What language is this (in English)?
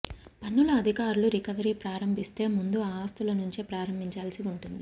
Telugu